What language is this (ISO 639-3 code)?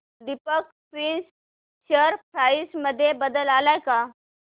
mar